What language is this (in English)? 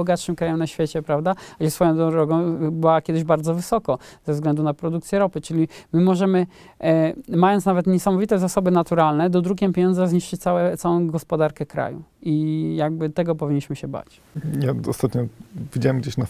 Polish